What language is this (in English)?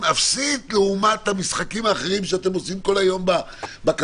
Hebrew